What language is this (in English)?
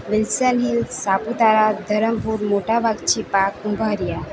Gujarati